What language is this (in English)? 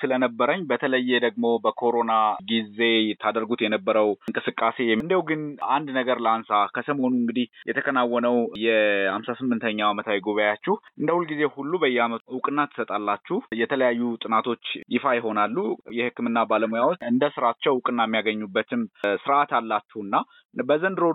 Amharic